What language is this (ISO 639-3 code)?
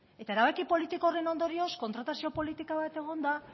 eus